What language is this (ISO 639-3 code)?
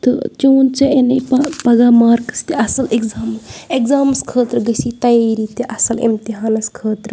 kas